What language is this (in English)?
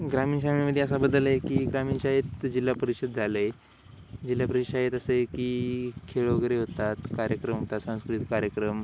Marathi